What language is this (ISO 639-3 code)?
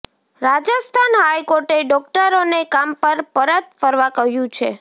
guj